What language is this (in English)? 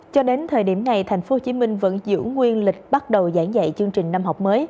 Vietnamese